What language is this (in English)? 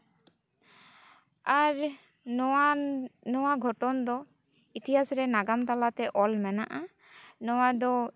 Santali